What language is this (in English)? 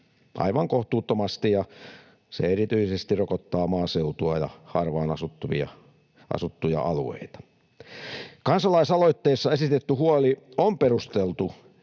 Finnish